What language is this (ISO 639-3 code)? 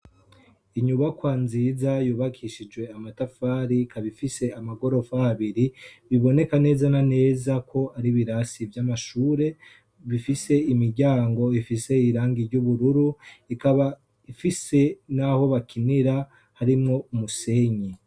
run